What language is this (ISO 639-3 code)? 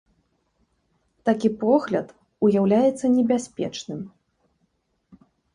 bel